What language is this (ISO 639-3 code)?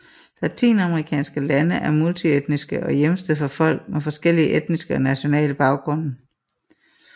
dan